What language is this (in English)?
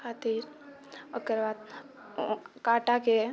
Maithili